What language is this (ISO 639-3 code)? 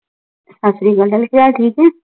pan